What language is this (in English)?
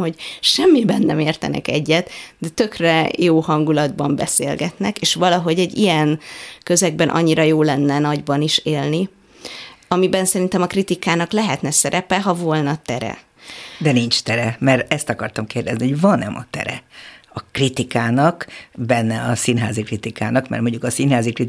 Hungarian